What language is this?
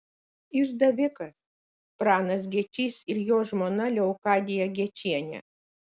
Lithuanian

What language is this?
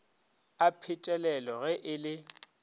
Northern Sotho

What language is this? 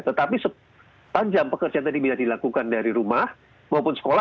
Indonesian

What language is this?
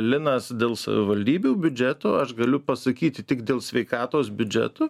Lithuanian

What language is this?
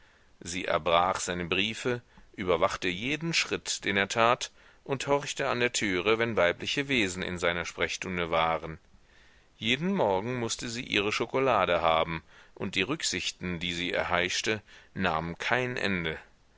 German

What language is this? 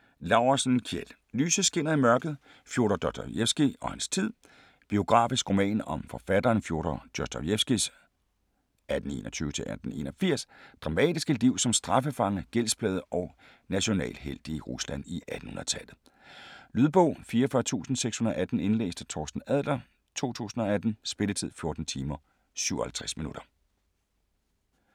Danish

